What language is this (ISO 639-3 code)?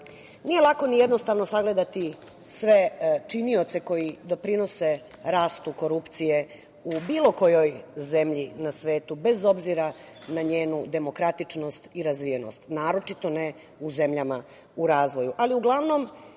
srp